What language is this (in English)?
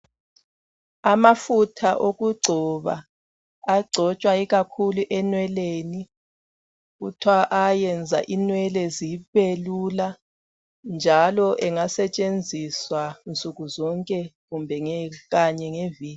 North Ndebele